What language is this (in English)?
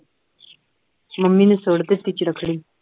Punjabi